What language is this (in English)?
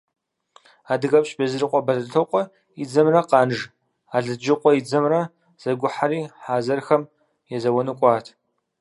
Kabardian